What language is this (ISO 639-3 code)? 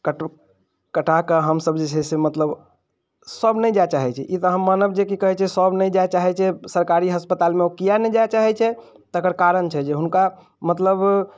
mai